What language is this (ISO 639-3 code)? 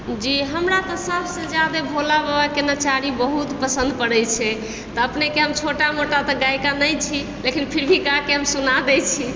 mai